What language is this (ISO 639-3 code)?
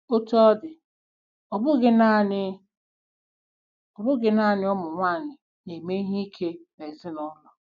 ibo